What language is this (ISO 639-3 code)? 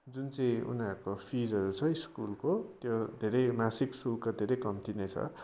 nep